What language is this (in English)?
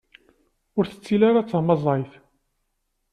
Kabyle